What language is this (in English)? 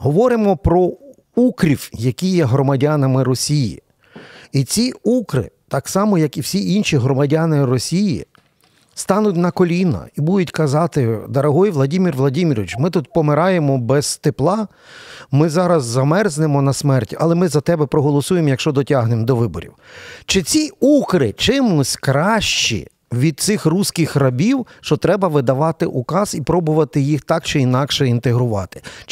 Ukrainian